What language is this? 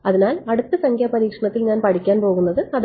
Malayalam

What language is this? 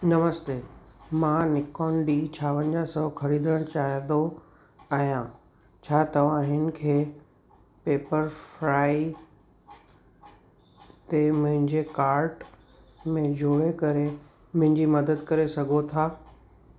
Sindhi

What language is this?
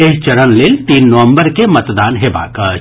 Maithili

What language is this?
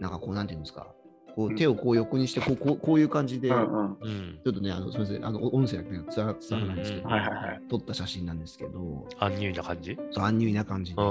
Japanese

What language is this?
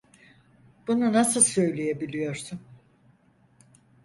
Turkish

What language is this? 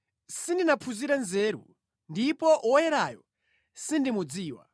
Nyanja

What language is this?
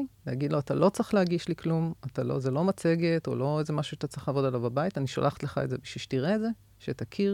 Hebrew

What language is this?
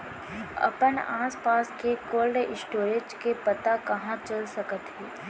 Chhattisgarhi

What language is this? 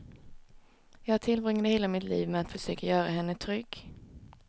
Swedish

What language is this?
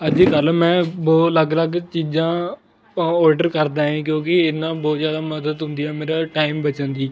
Punjabi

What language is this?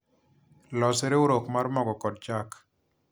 Luo (Kenya and Tanzania)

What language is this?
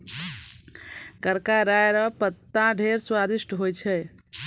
Maithili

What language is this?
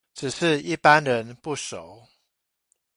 Chinese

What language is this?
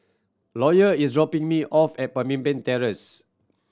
English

